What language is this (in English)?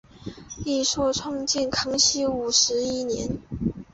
Chinese